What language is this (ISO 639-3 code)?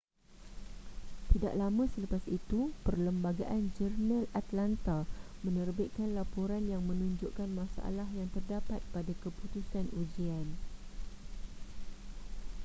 msa